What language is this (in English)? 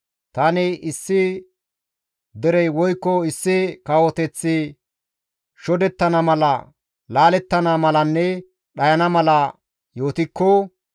Gamo